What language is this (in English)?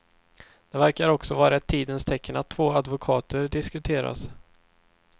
Swedish